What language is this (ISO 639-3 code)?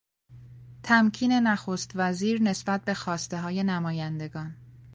fas